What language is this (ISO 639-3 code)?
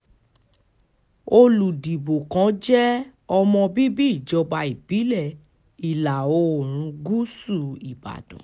yor